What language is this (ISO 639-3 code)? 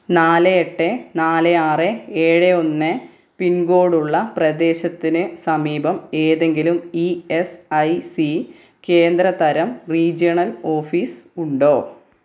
mal